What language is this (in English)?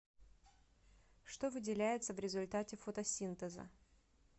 Russian